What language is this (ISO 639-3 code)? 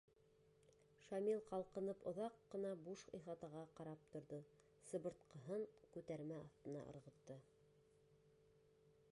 bak